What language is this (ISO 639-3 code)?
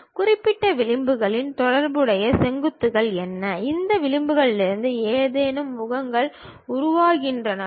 tam